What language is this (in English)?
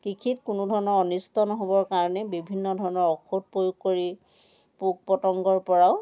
Assamese